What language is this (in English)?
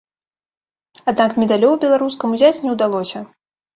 Belarusian